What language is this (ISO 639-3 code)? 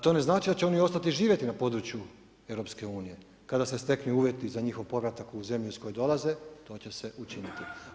hrv